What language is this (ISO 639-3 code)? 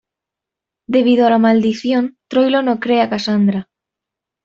spa